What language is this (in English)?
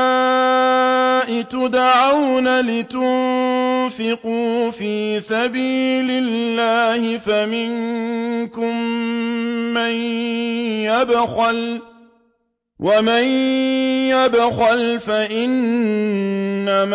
Arabic